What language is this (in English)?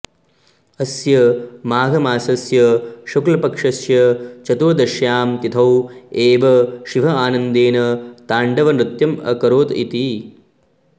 Sanskrit